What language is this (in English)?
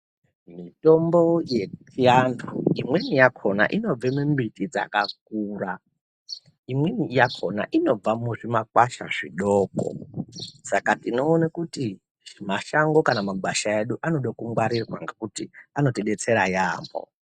Ndau